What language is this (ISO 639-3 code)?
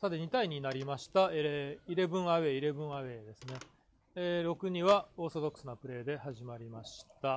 jpn